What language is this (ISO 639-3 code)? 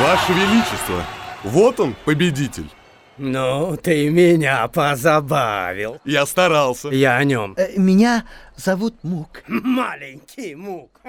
rus